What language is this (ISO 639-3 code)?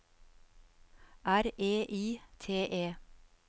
nor